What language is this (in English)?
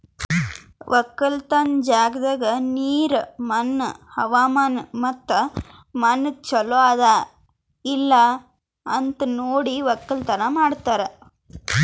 Kannada